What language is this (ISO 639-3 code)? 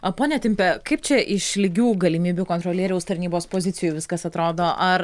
lit